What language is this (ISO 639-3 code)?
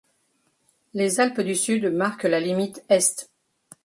fra